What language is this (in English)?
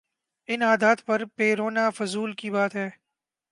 Urdu